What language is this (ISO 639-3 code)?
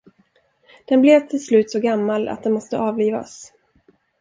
swe